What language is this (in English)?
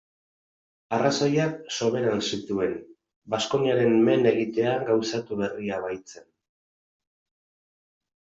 Basque